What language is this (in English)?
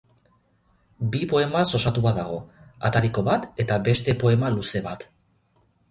Basque